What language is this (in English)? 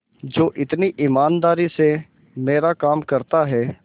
Hindi